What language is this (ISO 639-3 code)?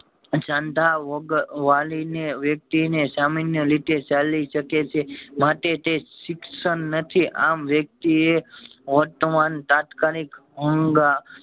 guj